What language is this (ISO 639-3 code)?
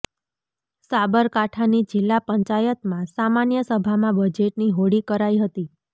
guj